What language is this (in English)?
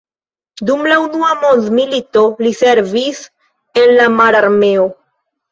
Esperanto